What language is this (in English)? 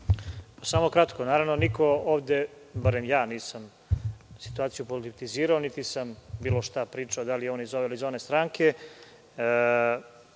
Serbian